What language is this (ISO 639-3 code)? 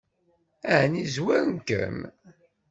kab